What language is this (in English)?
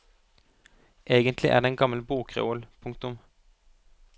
Norwegian